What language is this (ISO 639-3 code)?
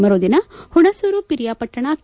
kan